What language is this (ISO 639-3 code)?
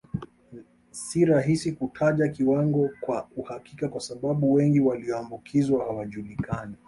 swa